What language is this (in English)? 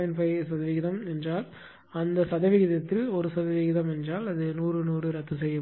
Tamil